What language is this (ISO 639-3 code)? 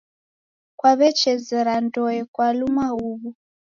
dav